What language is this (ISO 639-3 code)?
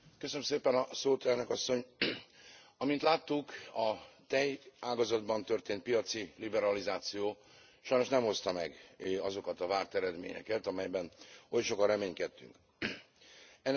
hun